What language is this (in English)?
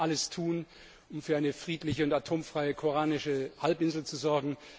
German